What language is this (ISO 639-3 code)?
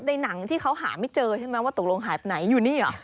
tha